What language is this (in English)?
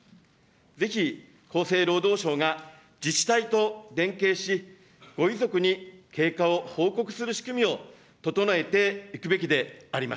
Japanese